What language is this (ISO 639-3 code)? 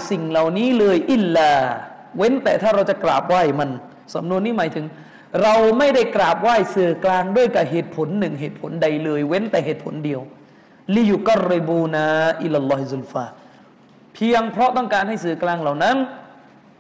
tha